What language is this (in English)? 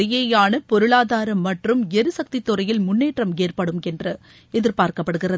Tamil